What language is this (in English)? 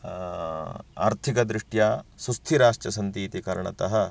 Sanskrit